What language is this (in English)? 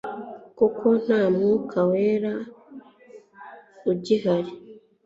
Kinyarwanda